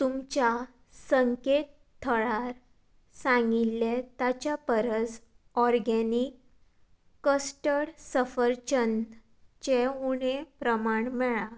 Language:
Konkani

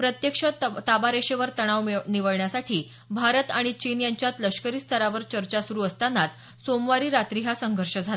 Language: Marathi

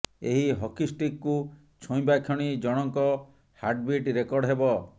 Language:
Odia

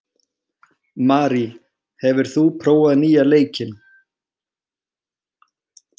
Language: Icelandic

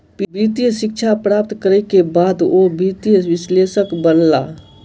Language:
Maithili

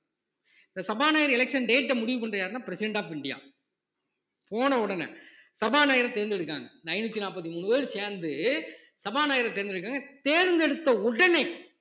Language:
Tamil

